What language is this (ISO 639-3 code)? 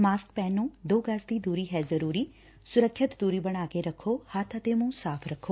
pan